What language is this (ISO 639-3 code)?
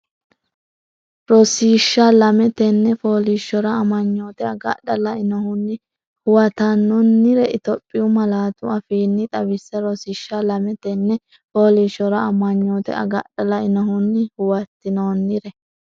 sid